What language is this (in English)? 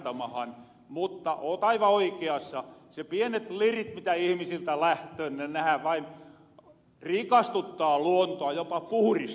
Finnish